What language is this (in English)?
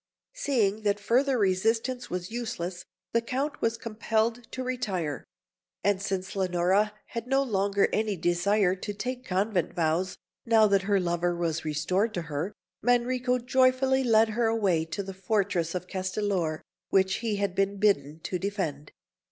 English